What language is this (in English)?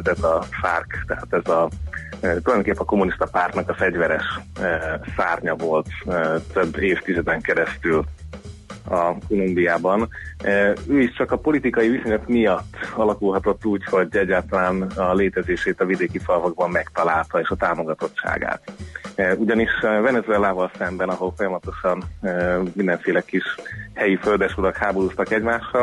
Hungarian